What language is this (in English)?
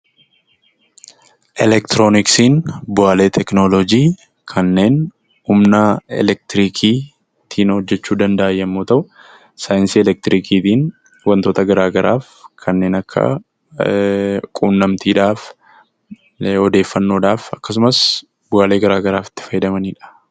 Oromo